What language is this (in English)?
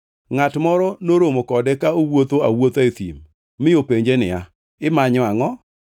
Luo (Kenya and Tanzania)